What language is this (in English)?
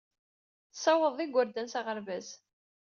Kabyle